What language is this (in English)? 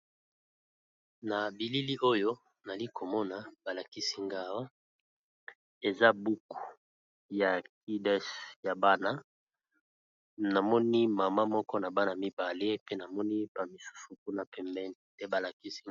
Lingala